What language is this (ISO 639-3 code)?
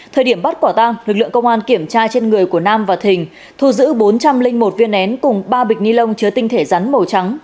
vie